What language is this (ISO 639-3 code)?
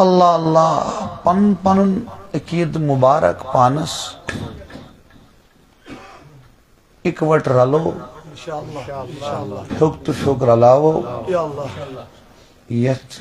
tur